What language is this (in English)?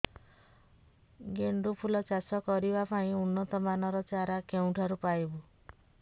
Odia